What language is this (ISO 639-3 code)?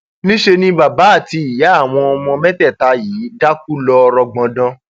yor